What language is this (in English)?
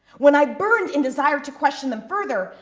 English